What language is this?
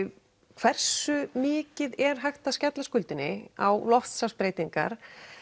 Icelandic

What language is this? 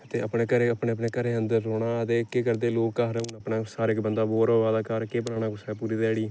Dogri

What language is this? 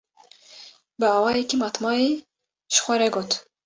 Kurdish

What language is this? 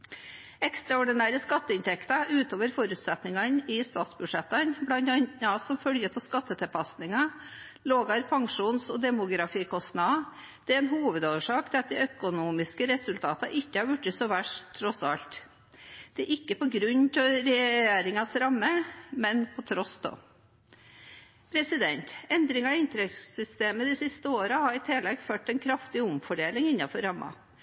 Norwegian Bokmål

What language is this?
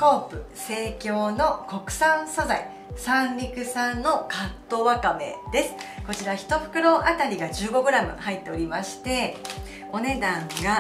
Japanese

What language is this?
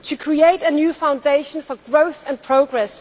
English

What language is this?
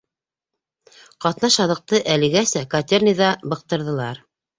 Bashkir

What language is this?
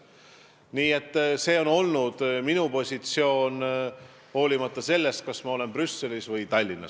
Estonian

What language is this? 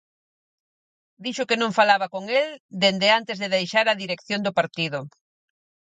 Galician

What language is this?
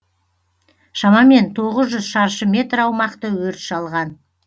Kazakh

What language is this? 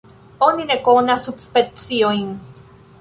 Esperanto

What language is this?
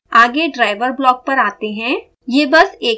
Hindi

